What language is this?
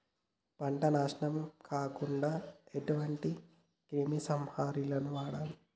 Telugu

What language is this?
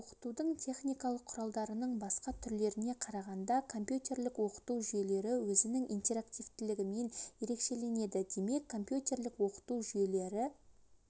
Kazakh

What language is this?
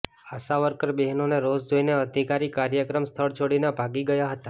Gujarati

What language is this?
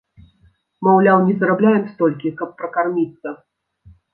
Belarusian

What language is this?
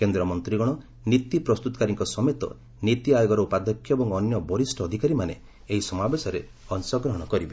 Odia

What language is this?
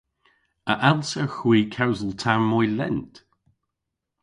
Cornish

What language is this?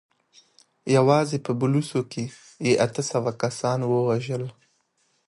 Pashto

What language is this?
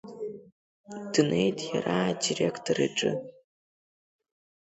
Abkhazian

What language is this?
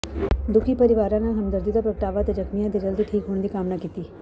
Punjabi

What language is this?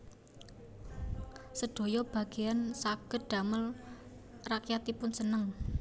Javanese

